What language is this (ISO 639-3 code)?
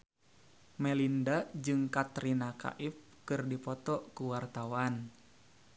sun